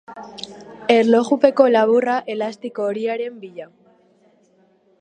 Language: Basque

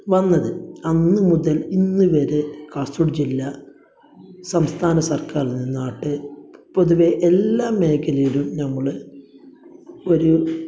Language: Malayalam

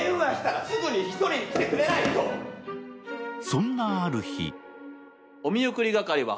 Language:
Japanese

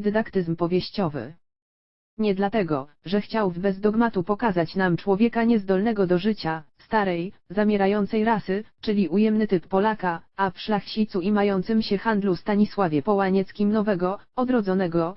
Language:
Polish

